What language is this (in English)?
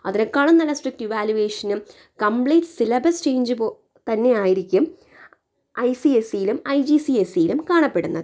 Malayalam